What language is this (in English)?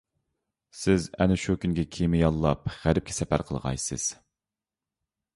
Uyghur